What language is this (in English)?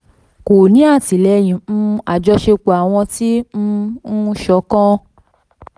Yoruba